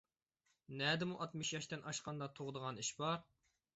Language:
Uyghur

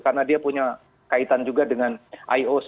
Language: Indonesian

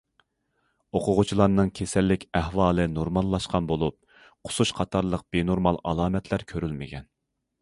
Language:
Uyghur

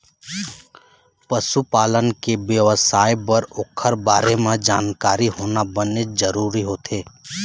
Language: Chhattisgarhi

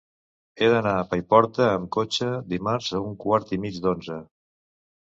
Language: Catalan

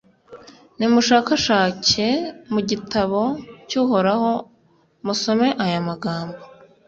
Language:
Kinyarwanda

